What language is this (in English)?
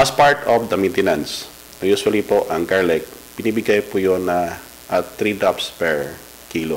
Filipino